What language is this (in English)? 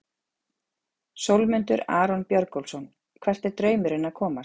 Icelandic